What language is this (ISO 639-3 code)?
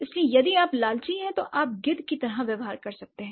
hin